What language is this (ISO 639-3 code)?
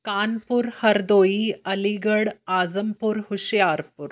pan